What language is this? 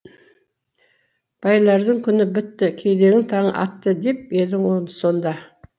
Kazakh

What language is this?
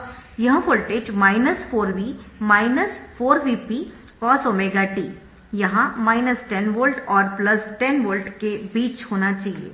Hindi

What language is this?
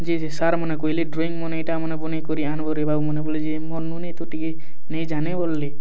Odia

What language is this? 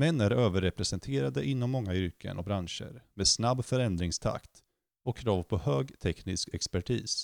Swedish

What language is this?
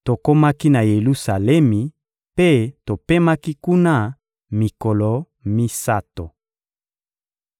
Lingala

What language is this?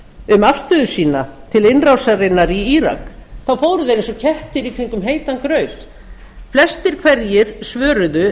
Icelandic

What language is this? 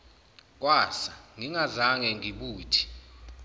Zulu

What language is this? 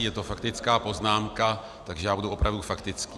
Czech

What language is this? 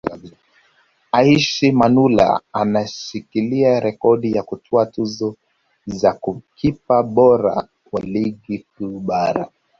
Swahili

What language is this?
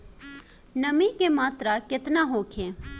Bhojpuri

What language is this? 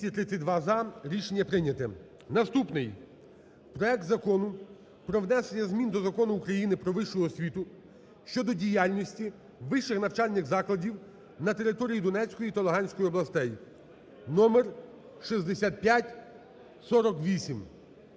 Ukrainian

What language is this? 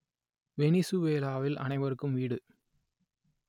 Tamil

